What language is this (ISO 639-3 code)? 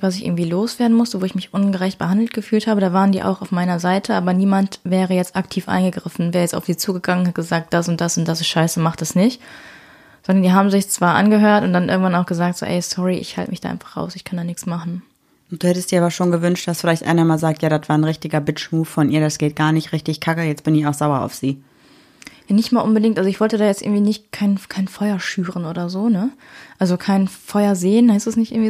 deu